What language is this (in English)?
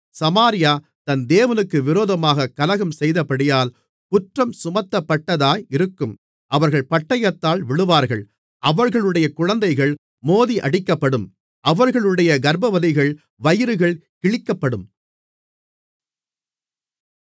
Tamil